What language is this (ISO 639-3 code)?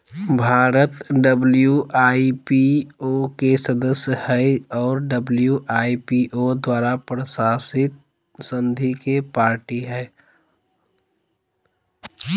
mag